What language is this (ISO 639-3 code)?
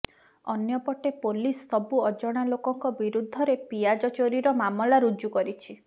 ori